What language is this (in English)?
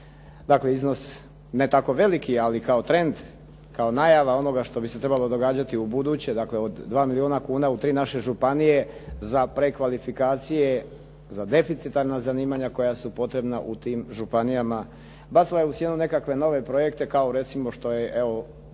Croatian